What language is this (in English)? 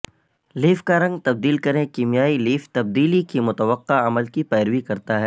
Urdu